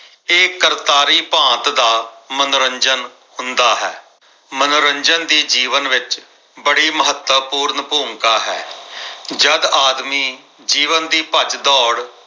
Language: Punjabi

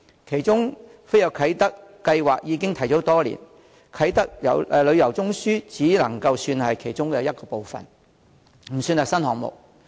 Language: Cantonese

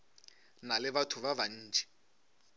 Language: Northern Sotho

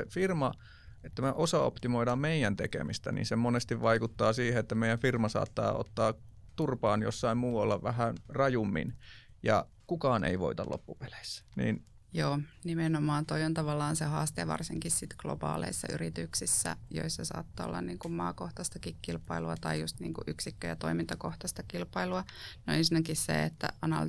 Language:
Finnish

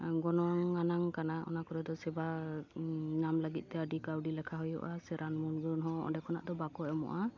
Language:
Santali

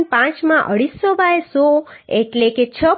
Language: Gujarati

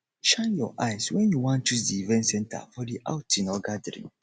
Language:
Nigerian Pidgin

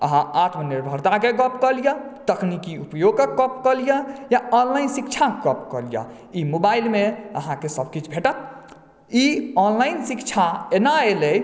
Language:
Maithili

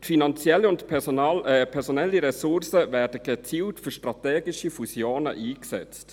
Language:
Swiss German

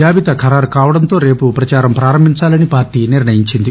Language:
Telugu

